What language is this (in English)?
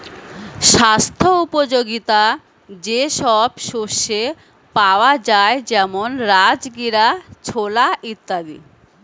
Bangla